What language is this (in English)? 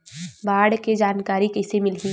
Chhattisgarhi